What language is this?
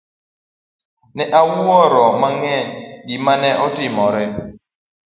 Luo (Kenya and Tanzania)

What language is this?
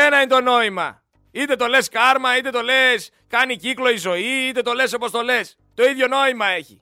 Greek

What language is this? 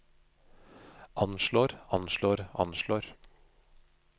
Norwegian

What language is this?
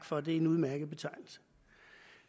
Danish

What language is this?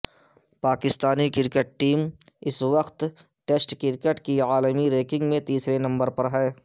Urdu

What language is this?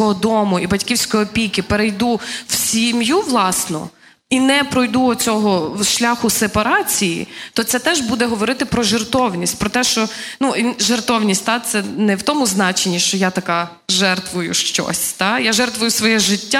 Ukrainian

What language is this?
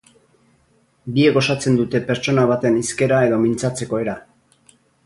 Basque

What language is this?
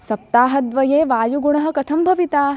Sanskrit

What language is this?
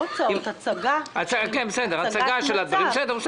Hebrew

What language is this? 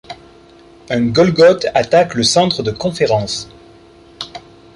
French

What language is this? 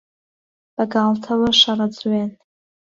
Central Kurdish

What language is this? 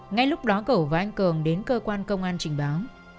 Vietnamese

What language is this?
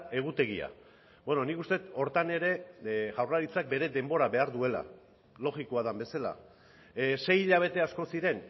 Basque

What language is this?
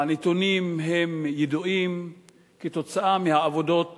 Hebrew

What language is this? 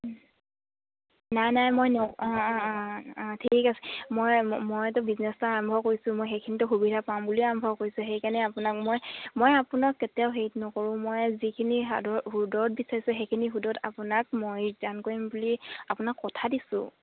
Assamese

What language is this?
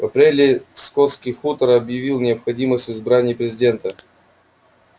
Russian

